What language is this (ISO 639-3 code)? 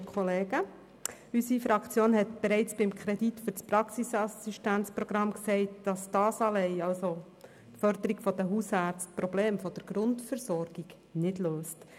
gsw